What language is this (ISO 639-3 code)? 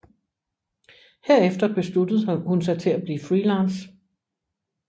dan